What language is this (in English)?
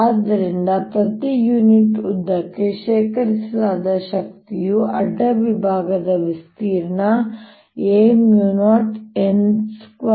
Kannada